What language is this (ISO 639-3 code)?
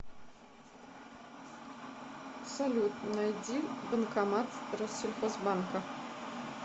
rus